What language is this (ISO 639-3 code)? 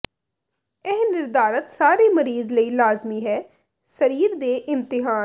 pan